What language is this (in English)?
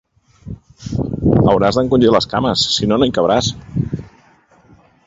Catalan